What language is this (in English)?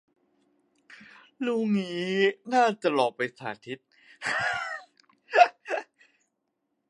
Thai